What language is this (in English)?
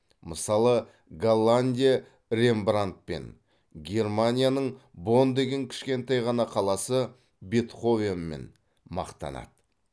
Kazakh